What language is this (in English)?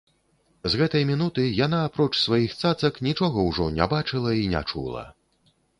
Belarusian